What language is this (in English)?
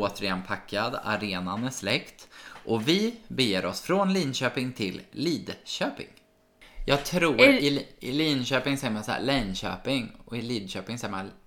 Swedish